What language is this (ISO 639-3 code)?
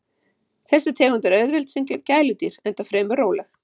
isl